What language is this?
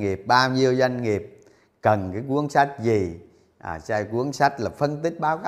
Vietnamese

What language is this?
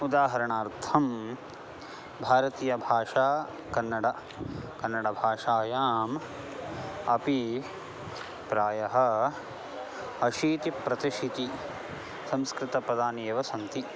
Sanskrit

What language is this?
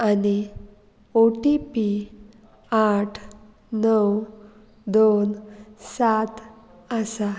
Konkani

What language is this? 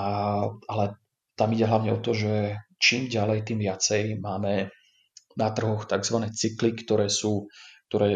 Slovak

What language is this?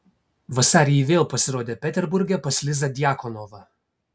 Lithuanian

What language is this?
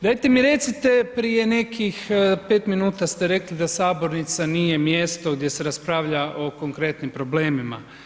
Croatian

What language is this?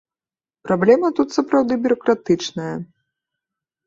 Belarusian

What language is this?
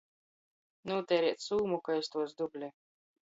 Latgalian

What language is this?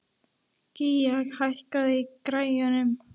Icelandic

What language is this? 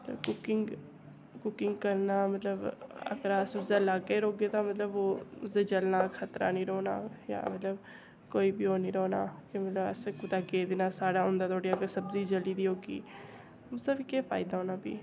Dogri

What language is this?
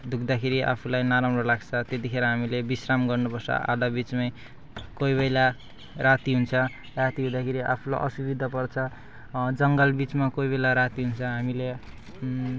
Nepali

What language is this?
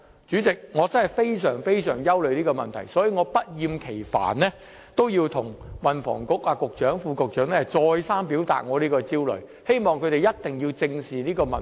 Cantonese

